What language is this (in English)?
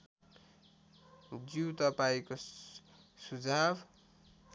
Nepali